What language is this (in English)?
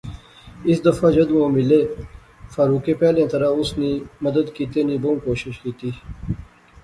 Pahari-Potwari